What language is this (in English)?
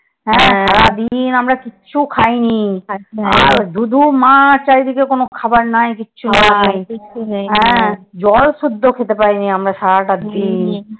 Bangla